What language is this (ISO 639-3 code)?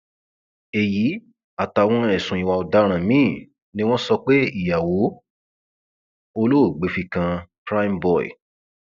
yor